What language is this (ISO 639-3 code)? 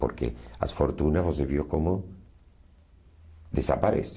por